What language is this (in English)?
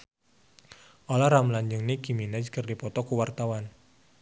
Sundanese